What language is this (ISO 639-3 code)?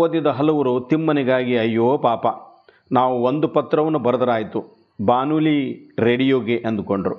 kan